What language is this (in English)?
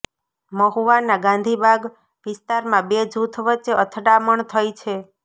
Gujarati